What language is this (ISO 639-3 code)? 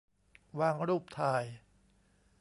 tha